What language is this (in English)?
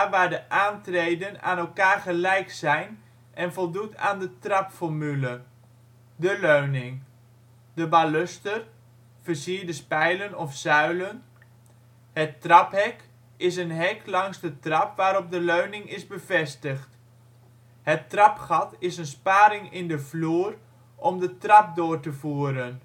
Dutch